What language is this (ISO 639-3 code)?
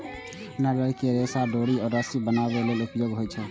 mai